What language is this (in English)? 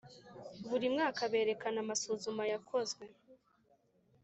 Kinyarwanda